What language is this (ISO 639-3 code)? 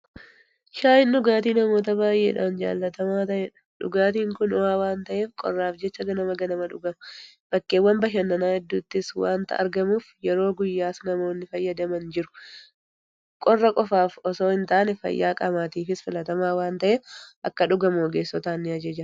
orm